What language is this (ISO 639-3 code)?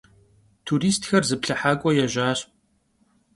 kbd